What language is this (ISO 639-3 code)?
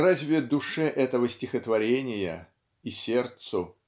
rus